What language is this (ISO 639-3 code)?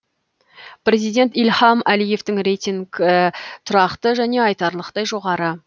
kaz